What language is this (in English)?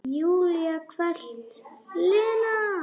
Icelandic